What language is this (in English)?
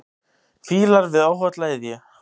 Icelandic